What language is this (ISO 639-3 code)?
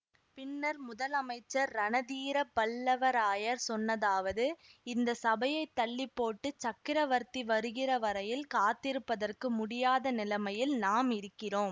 tam